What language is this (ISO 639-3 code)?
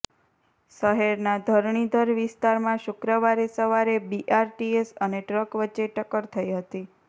guj